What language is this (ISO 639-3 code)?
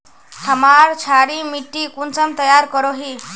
mag